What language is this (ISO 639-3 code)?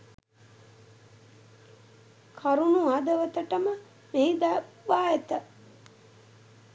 sin